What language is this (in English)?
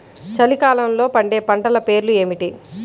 Telugu